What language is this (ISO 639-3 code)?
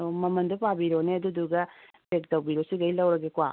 mni